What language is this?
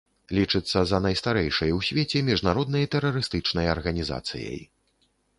Belarusian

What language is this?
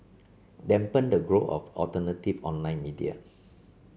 English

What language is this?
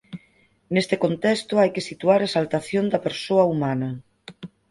Galician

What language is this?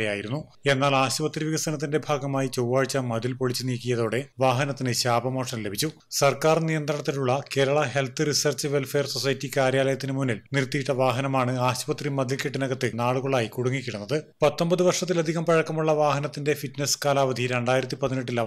Malayalam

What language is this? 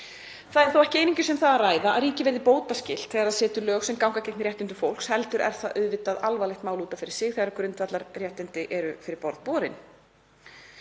Icelandic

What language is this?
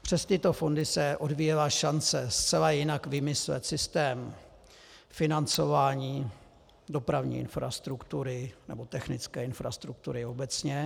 Czech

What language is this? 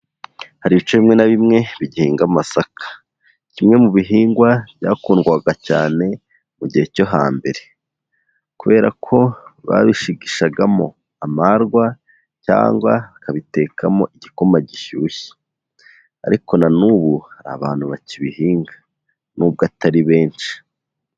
Kinyarwanda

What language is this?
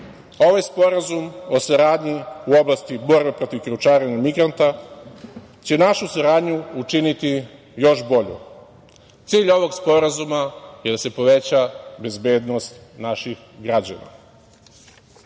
Serbian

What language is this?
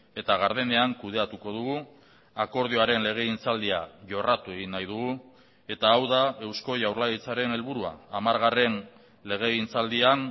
Basque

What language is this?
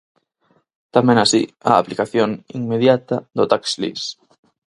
Galician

